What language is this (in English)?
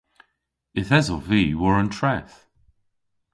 Cornish